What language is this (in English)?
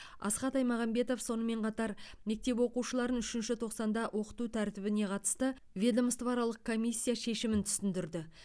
Kazakh